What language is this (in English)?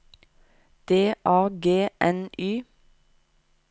Norwegian